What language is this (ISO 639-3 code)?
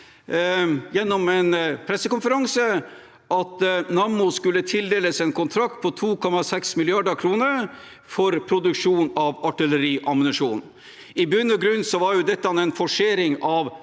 nor